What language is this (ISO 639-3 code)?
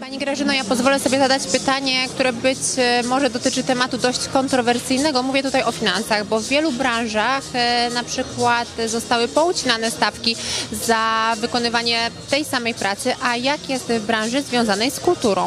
pol